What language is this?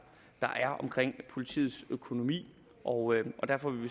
Danish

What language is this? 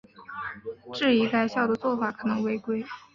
Chinese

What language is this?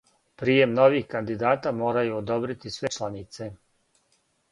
Serbian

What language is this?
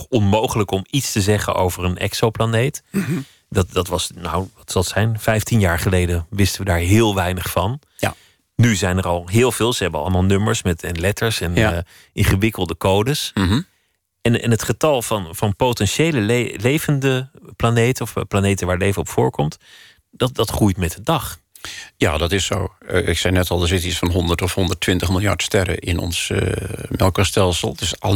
Dutch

